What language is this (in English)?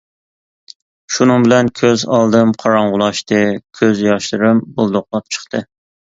Uyghur